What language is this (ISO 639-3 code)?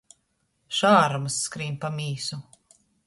ltg